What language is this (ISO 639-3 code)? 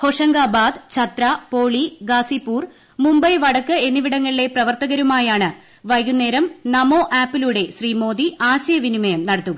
mal